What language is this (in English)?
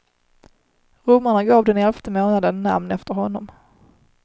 Swedish